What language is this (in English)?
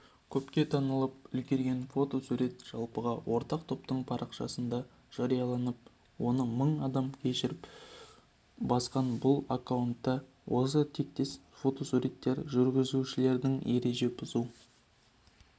Kazakh